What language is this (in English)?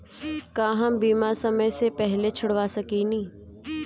Bhojpuri